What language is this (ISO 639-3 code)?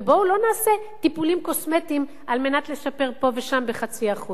heb